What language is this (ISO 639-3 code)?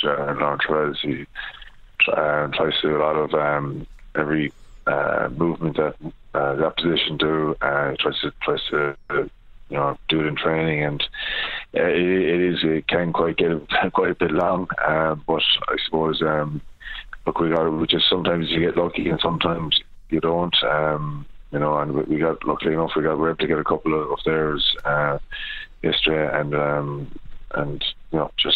eng